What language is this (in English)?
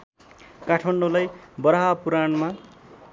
Nepali